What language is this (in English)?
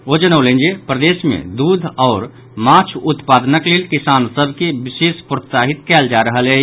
Maithili